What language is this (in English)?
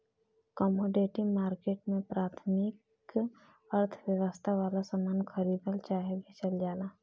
Bhojpuri